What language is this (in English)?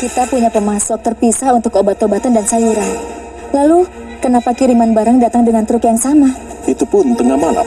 Indonesian